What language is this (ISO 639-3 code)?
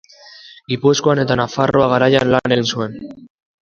eus